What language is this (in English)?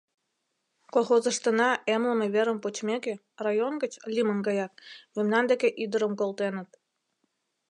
Mari